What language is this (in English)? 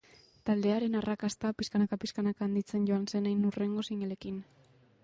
Basque